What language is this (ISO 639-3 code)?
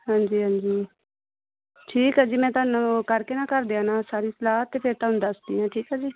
pan